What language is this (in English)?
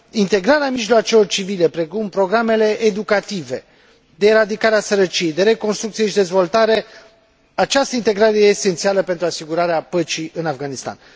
Romanian